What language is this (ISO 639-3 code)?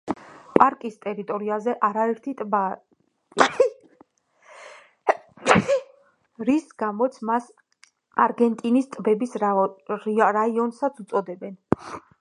kat